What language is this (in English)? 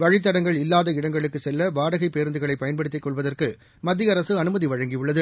Tamil